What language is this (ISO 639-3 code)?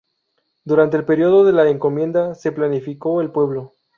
spa